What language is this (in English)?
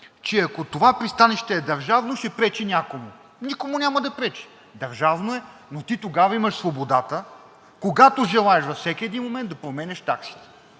Bulgarian